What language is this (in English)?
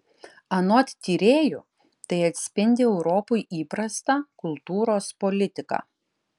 Lithuanian